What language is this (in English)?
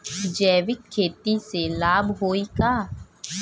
Bhojpuri